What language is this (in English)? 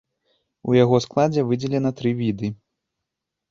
Belarusian